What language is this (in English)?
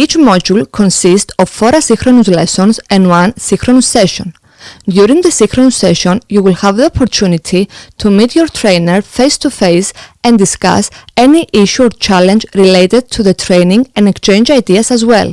English